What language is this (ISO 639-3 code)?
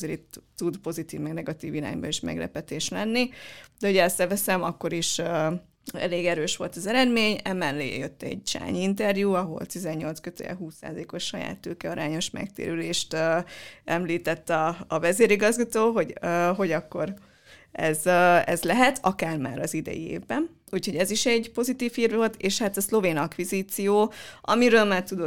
hun